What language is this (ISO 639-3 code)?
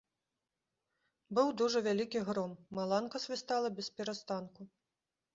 bel